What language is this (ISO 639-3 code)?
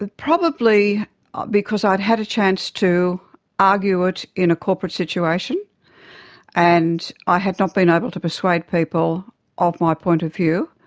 eng